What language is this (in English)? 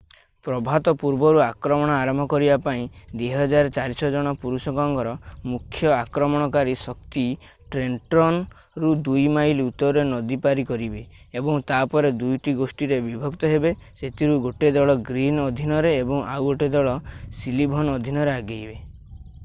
Odia